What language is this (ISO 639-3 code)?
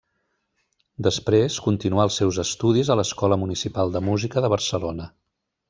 cat